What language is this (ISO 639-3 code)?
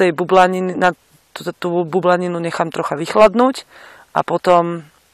slk